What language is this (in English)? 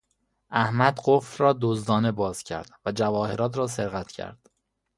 Persian